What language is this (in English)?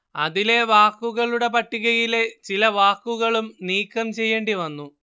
Malayalam